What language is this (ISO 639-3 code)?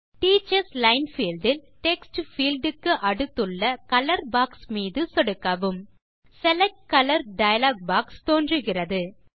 tam